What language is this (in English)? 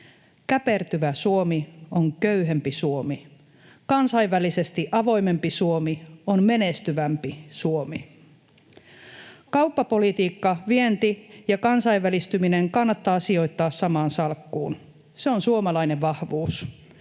Finnish